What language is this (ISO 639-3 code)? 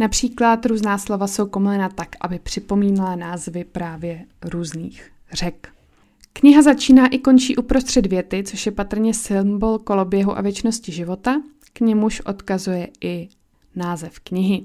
ces